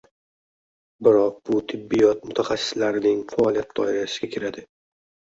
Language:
Uzbek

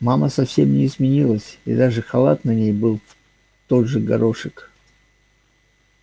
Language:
Russian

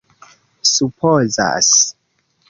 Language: Esperanto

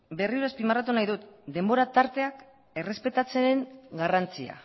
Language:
Basque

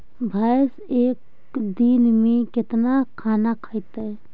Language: Magahi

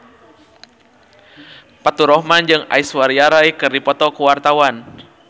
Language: Sundanese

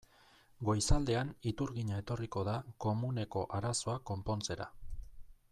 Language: Basque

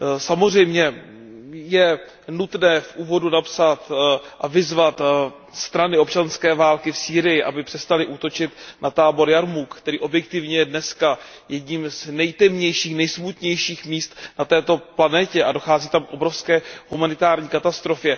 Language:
Czech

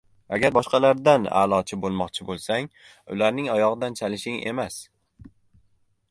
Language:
Uzbek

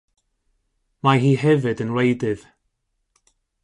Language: Welsh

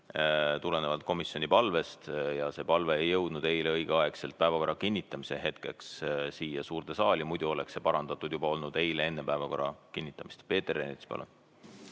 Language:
Estonian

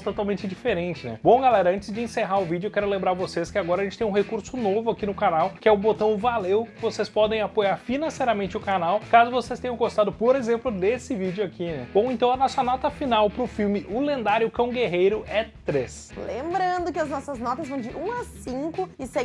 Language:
Portuguese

